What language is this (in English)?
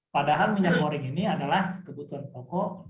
Indonesian